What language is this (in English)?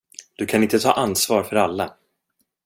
Swedish